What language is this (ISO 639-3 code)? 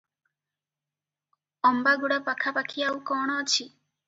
ori